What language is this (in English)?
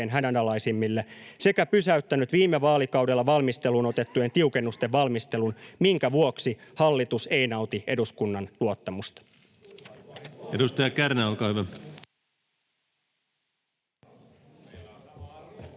Finnish